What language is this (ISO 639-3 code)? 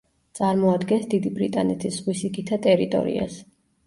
kat